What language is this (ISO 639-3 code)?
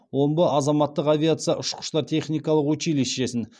kaz